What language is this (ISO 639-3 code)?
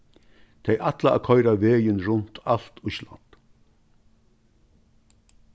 fao